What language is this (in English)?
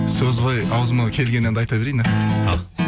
Kazakh